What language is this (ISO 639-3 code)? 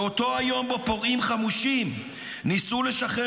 heb